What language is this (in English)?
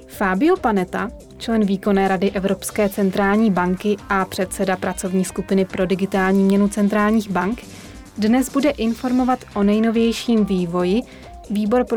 Czech